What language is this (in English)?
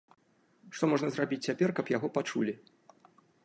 Belarusian